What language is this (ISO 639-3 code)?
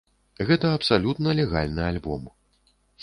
bel